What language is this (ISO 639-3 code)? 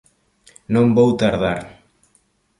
glg